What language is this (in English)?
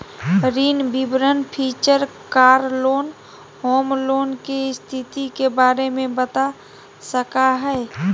Magahi